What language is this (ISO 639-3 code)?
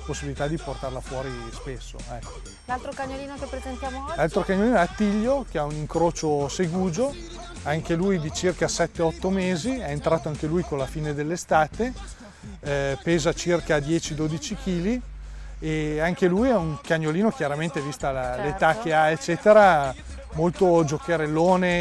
ita